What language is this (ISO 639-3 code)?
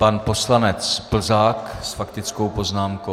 ces